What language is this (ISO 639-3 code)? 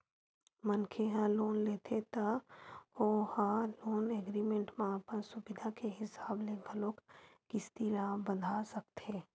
hne